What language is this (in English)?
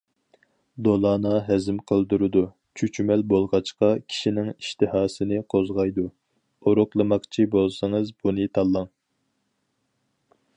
Uyghur